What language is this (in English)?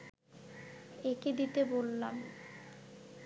Bangla